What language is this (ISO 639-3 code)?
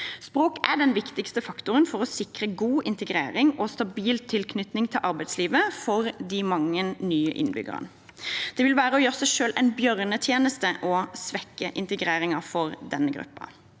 nor